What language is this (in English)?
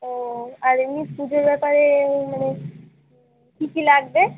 Bangla